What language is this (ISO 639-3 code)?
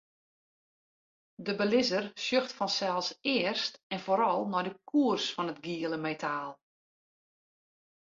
fry